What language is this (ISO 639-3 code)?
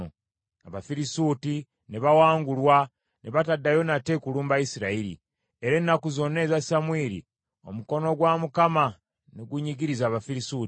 lug